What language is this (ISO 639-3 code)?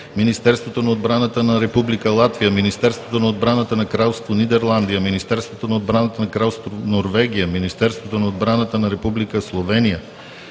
bul